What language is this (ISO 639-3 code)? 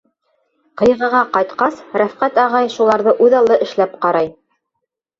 bak